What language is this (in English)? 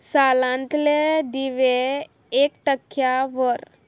Konkani